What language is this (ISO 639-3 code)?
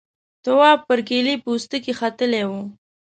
pus